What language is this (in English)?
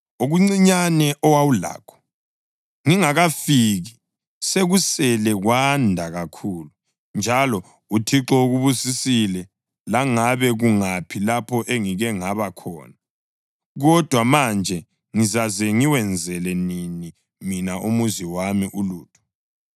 North Ndebele